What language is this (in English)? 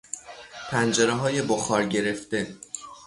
Persian